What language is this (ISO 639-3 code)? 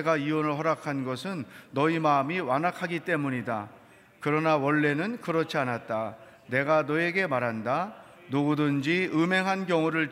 kor